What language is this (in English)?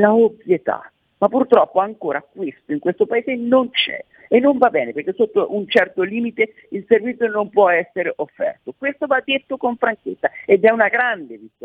Italian